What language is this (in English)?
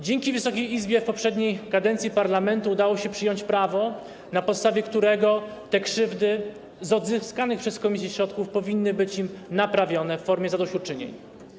Polish